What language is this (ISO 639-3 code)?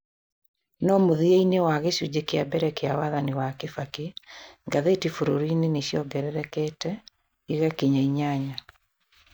kik